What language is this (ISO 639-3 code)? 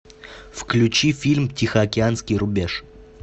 rus